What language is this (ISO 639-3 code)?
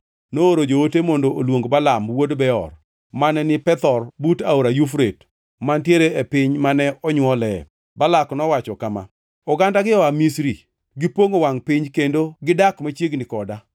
luo